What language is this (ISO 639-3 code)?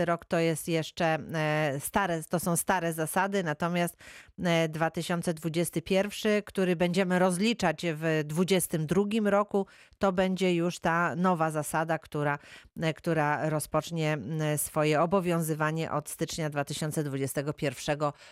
pol